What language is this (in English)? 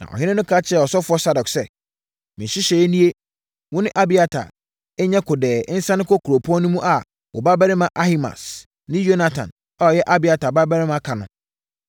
Akan